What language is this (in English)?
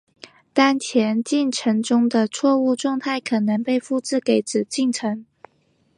Chinese